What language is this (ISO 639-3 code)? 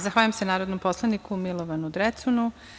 srp